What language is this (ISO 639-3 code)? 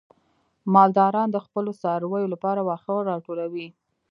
pus